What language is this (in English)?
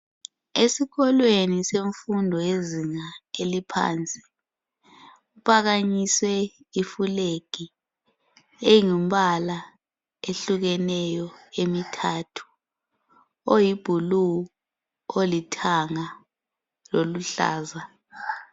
North Ndebele